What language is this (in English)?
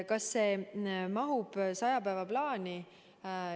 Estonian